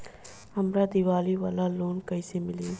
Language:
Bhojpuri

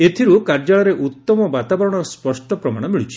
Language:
Odia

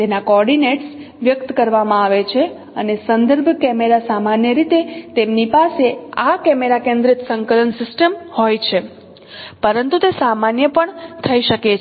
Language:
Gujarati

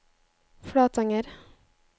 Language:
Norwegian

